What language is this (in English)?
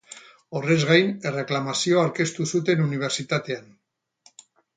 Basque